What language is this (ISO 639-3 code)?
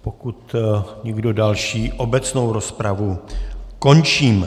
ces